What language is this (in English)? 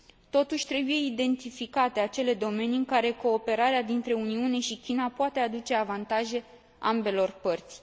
Romanian